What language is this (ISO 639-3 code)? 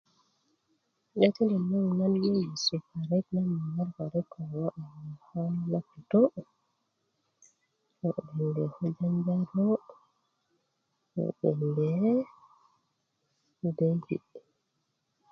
ukv